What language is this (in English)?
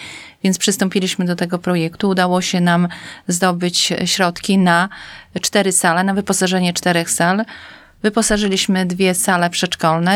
Polish